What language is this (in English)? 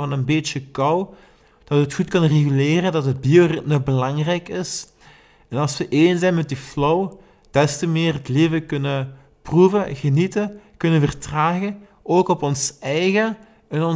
Dutch